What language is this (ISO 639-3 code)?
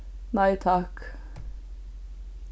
fao